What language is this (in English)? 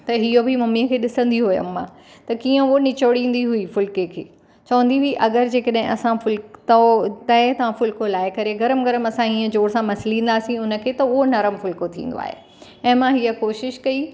Sindhi